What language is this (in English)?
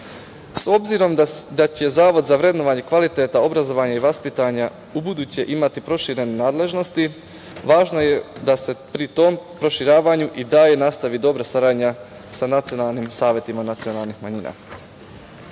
Serbian